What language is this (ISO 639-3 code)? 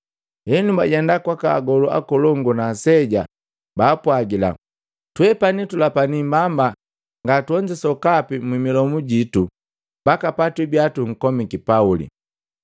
mgv